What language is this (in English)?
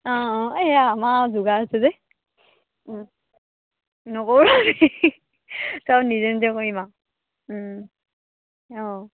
Assamese